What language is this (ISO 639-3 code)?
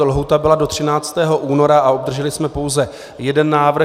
ces